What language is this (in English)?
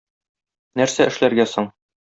Tatar